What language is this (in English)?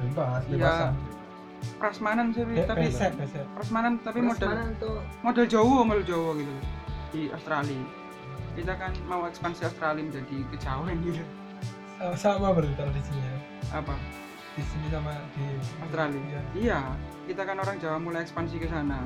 Indonesian